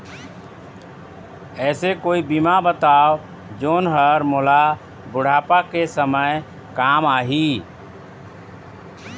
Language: Chhattisgarhi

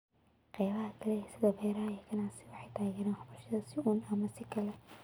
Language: Somali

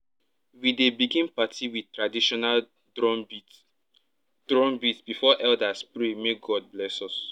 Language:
Nigerian Pidgin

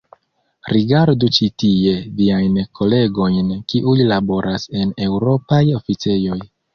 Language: Esperanto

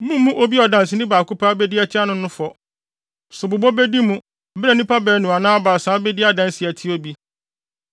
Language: Akan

